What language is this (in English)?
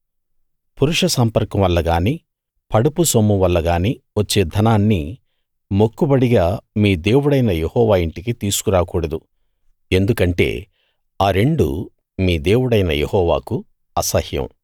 Telugu